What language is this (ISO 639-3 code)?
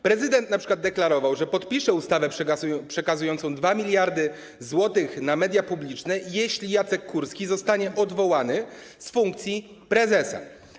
pol